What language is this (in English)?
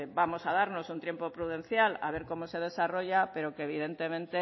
Spanish